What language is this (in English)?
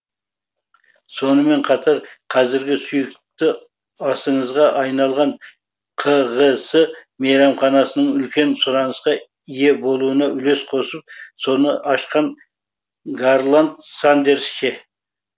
Kazakh